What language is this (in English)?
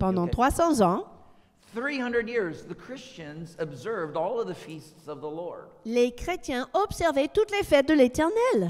French